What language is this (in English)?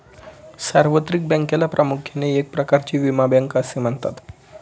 Marathi